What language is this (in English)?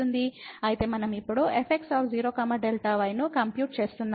Telugu